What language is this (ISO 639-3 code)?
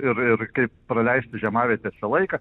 lit